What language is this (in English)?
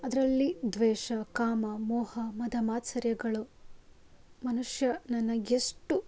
Kannada